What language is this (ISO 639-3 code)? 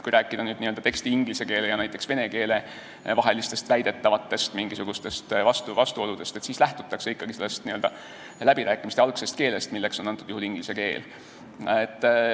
est